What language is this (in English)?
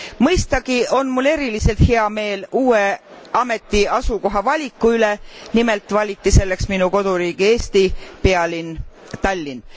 Estonian